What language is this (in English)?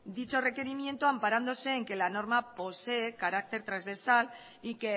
Spanish